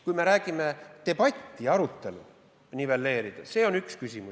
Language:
Estonian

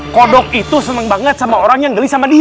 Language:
Indonesian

